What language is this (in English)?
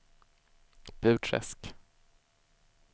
Swedish